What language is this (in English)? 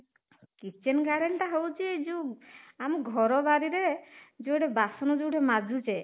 Odia